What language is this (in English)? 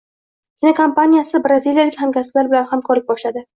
Uzbek